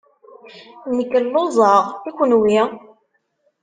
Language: Kabyle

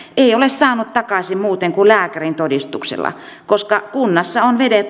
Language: Finnish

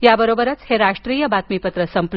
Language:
Marathi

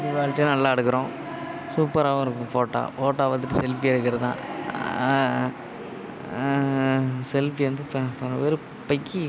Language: Tamil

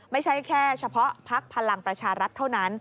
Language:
Thai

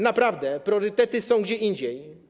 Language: Polish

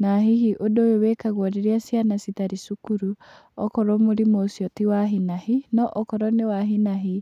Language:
Kikuyu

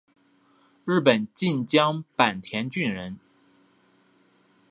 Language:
Chinese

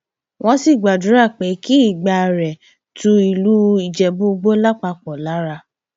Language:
Yoruba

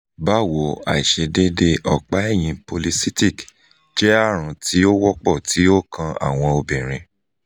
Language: Yoruba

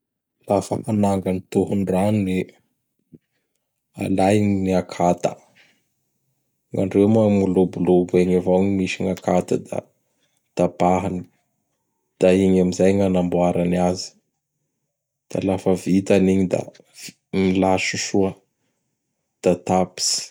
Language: Bara Malagasy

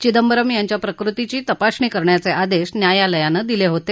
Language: Marathi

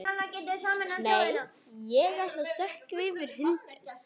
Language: Icelandic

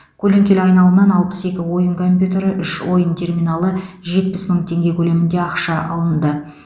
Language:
Kazakh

